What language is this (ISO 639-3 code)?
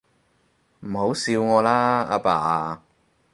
yue